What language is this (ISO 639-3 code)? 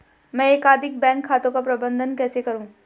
hin